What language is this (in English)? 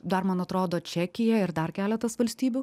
Lithuanian